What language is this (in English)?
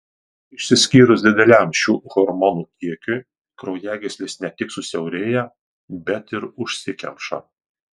Lithuanian